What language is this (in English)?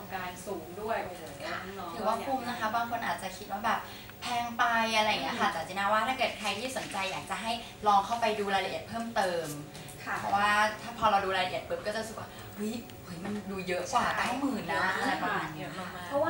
Thai